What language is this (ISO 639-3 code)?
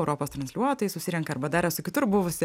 lit